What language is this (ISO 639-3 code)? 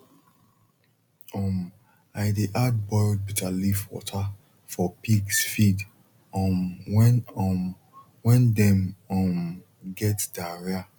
pcm